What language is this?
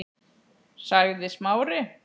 Icelandic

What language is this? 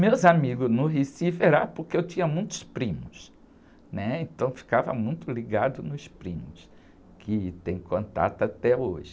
Portuguese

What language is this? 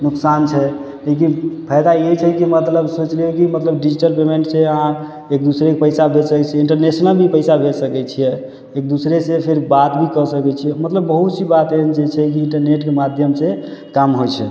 Maithili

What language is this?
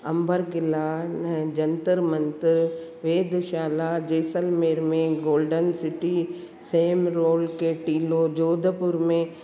Sindhi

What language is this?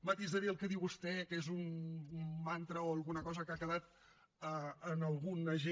Catalan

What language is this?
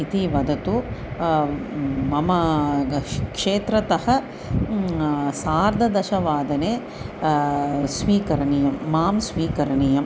Sanskrit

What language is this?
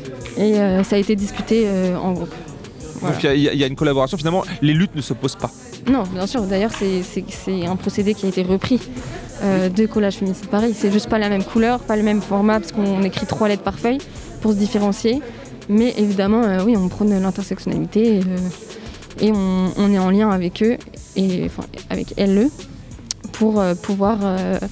French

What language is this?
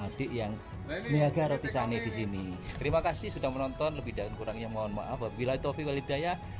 Indonesian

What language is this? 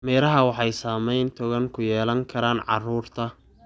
Somali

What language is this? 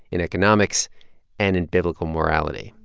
English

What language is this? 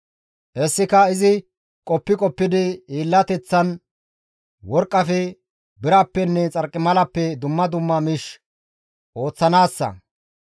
Gamo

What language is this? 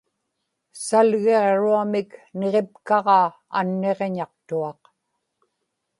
Inupiaq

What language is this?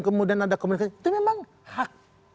Indonesian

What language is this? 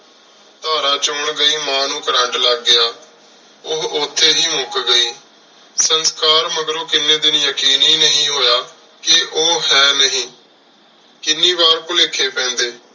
Punjabi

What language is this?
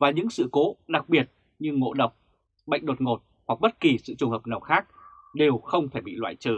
Vietnamese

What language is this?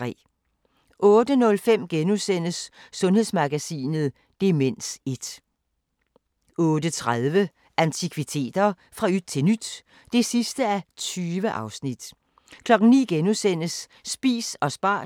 Danish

